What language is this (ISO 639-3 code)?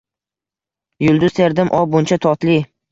uzb